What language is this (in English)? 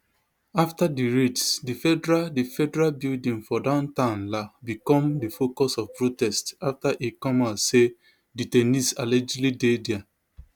Nigerian Pidgin